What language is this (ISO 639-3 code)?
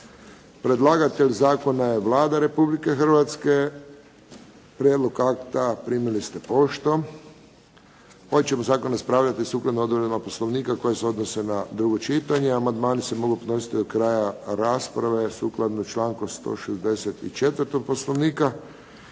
hrv